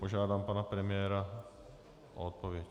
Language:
Czech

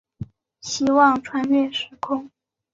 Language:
Chinese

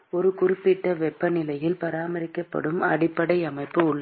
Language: Tamil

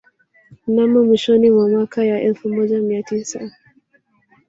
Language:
Swahili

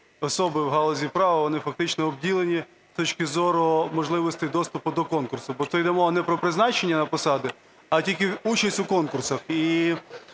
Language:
Ukrainian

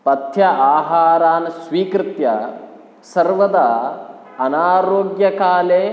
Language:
Sanskrit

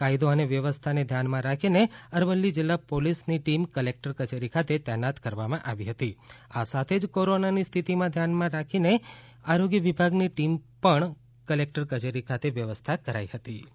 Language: Gujarati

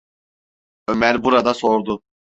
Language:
Turkish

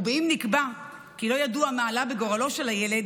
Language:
Hebrew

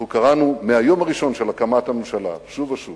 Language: Hebrew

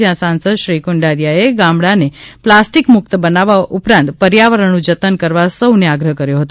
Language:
Gujarati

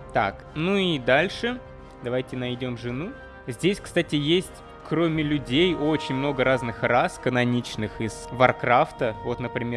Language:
Russian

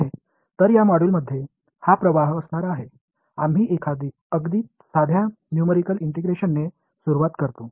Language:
Tamil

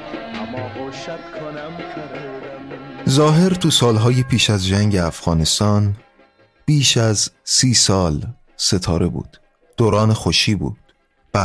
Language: Persian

